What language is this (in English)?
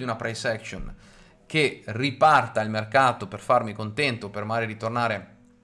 Italian